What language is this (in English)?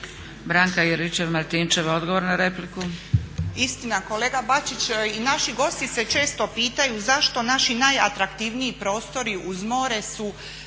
Croatian